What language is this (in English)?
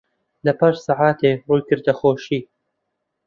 Central Kurdish